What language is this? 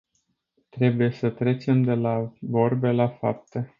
Romanian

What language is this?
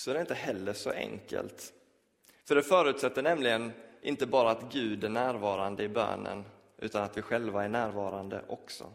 Swedish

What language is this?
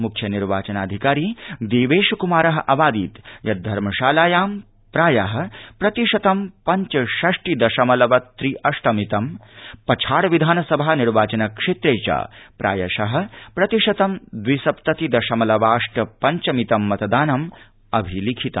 Sanskrit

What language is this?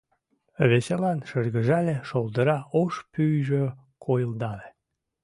Mari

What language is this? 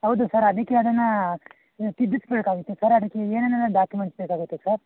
Kannada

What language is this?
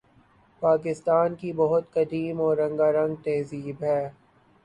Urdu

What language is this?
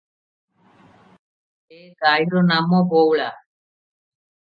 Odia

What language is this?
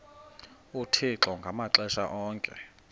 Xhosa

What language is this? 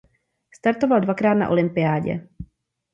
Czech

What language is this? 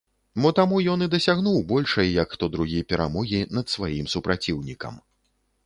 Belarusian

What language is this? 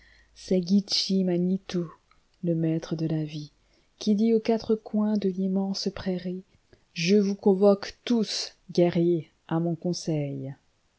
French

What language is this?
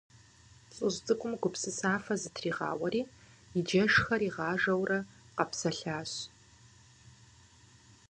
Kabardian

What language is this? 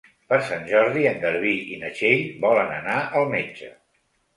Catalan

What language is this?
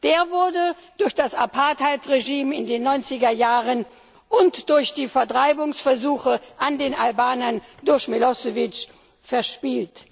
German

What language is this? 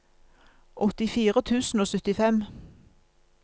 Norwegian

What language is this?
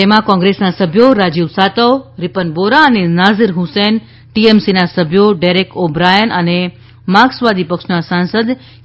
Gujarati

